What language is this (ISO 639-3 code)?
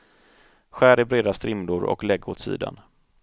swe